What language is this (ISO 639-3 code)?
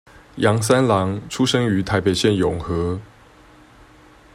zho